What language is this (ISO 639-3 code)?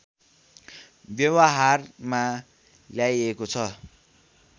nep